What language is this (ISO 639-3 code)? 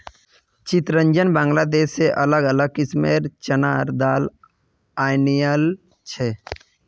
mag